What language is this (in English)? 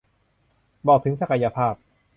Thai